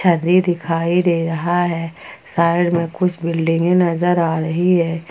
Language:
Hindi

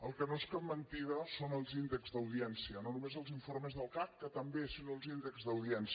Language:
Catalan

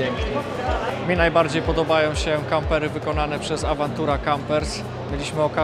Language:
Polish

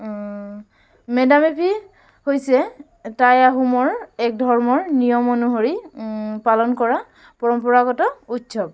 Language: Assamese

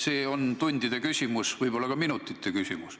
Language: Estonian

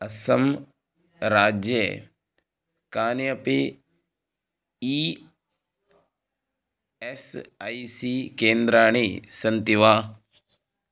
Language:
Sanskrit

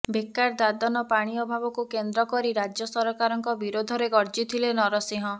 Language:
Odia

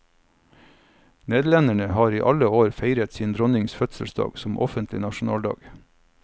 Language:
Norwegian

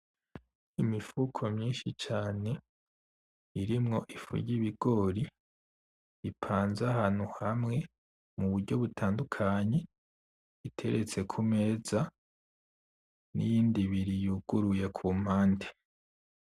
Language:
Rundi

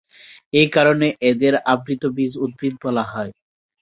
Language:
Bangla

